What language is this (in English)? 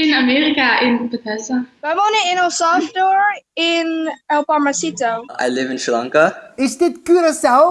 Dutch